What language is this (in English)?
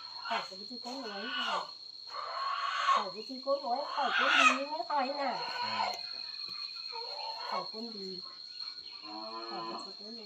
Thai